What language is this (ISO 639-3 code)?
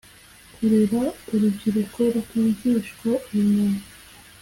kin